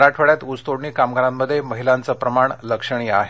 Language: Marathi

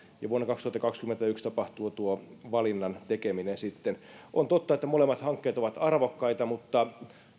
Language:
Finnish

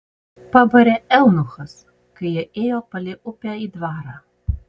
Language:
Lithuanian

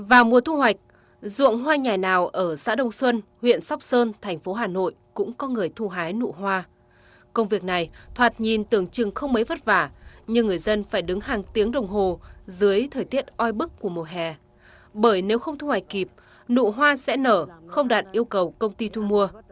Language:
Vietnamese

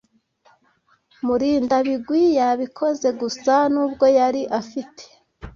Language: Kinyarwanda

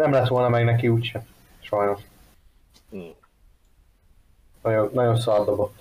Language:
Hungarian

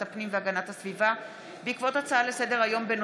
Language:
Hebrew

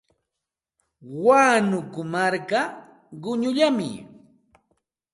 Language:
Santa Ana de Tusi Pasco Quechua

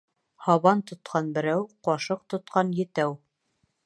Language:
Bashkir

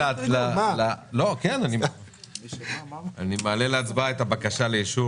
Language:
Hebrew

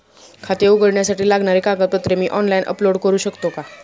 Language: Marathi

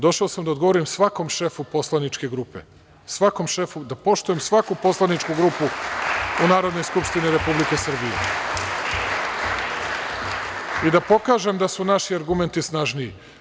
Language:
Serbian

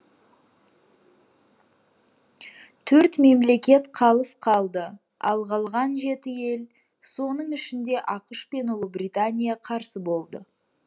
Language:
Kazakh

